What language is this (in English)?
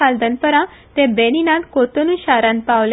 Konkani